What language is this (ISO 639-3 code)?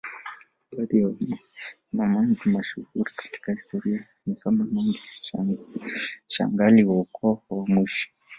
swa